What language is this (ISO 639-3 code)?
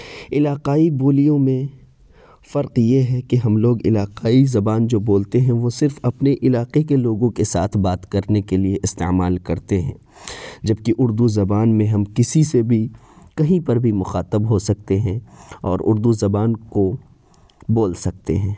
urd